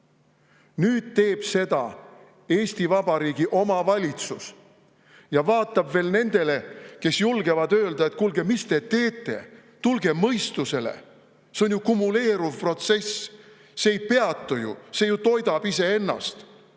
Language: Estonian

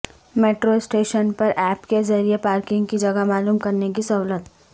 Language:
Urdu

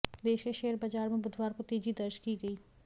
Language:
Hindi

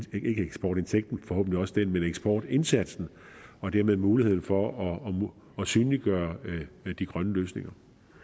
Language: Danish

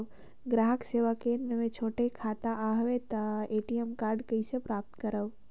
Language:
Chhattisgarhi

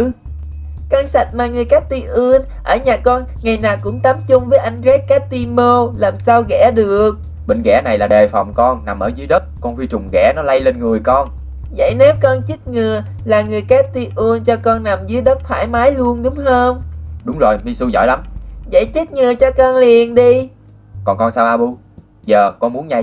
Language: Vietnamese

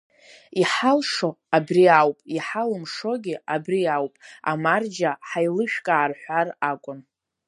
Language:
Abkhazian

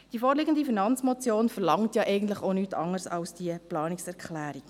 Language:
Swiss German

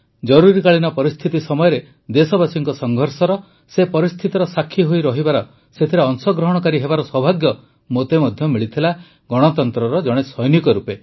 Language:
Odia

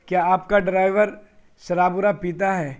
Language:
Urdu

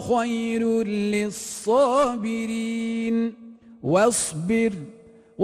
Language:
Arabic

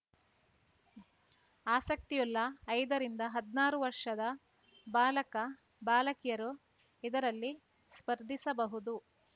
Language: Kannada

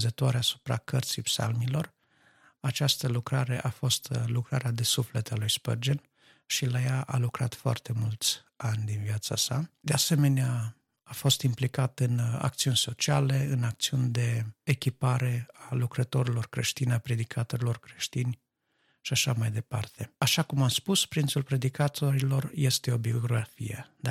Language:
Romanian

